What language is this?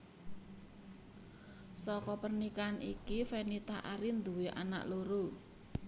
Javanese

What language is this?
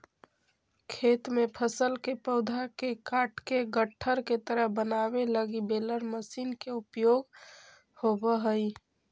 Magahi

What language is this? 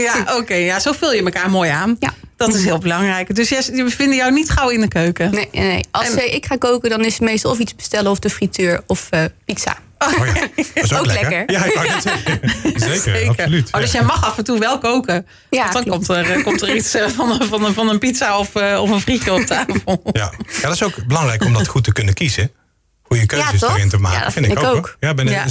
Dutch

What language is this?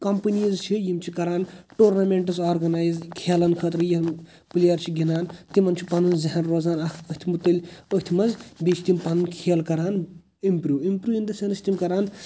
Kashmiri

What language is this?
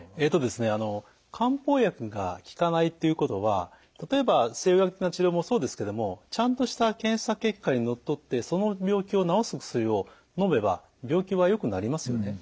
Japanese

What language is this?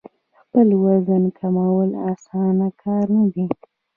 Pashto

